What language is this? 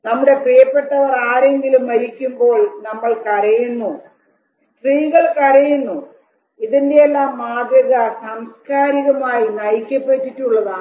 Malayalam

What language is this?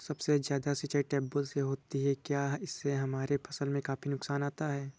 Hindi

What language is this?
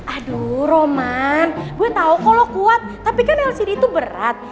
Indonesian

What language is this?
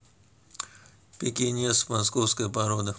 Russian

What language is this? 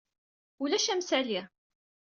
Kabyle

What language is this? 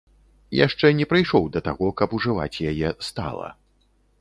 Belarusian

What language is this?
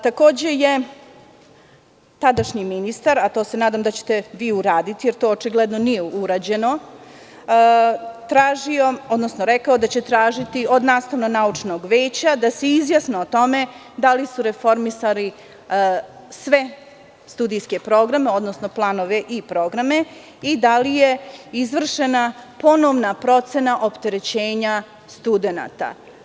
Serbian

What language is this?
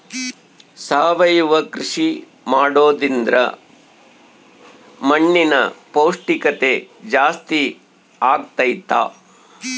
Kannada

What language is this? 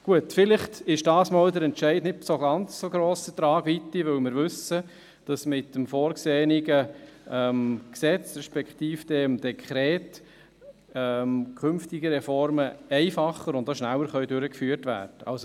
Swiss German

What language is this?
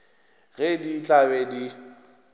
Northern Sotho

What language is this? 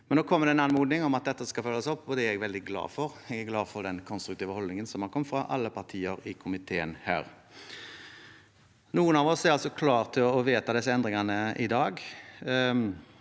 Norwegian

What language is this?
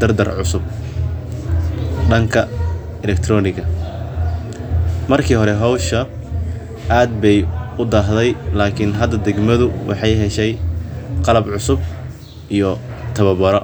Somali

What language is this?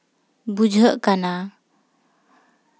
Santali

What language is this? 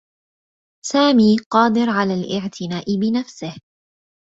Arabic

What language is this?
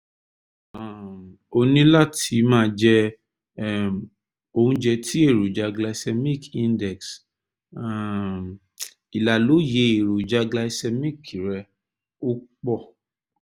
Yoruba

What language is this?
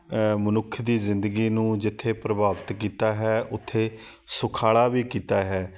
Punjabi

